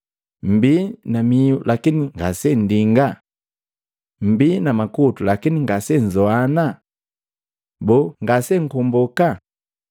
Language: Matengo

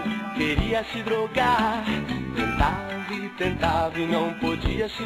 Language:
Portuguese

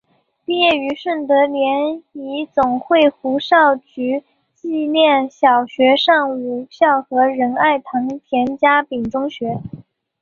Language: Chinese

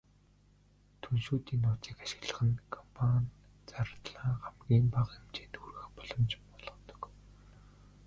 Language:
Mongolian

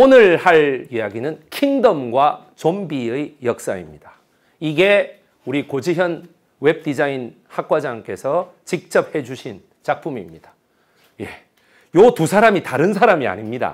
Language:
Korean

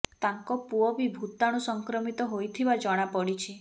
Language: Odia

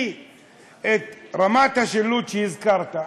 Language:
Hebrew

